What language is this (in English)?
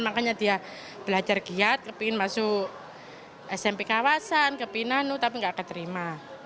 Indonesian